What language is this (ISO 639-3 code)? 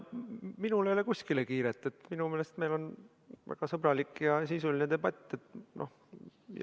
est